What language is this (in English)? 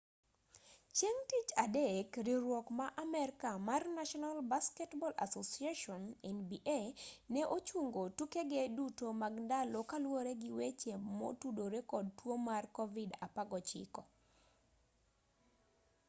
Luo (Kenya and Tanzania)